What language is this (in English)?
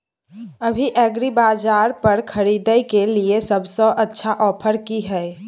Maithili